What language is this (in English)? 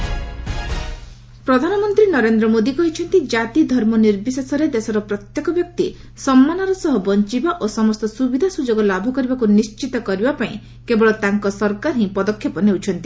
Odia